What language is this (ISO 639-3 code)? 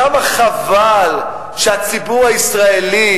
heb